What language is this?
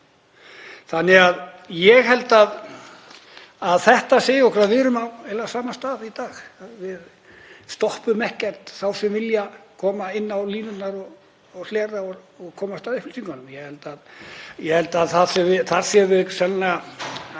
Icelandic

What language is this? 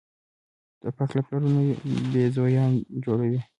Pashto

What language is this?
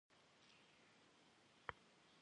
Kabardian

